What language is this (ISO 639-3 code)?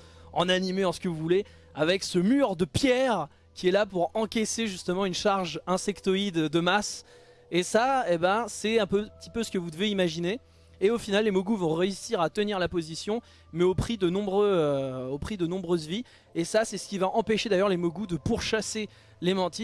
fra